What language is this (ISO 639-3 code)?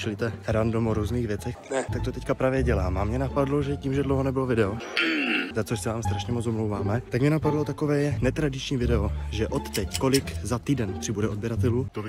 ces